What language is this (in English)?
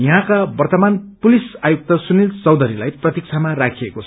Nepali